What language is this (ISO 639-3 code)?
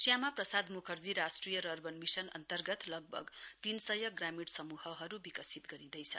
nep